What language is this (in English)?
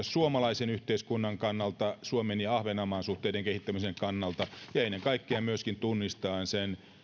Finnish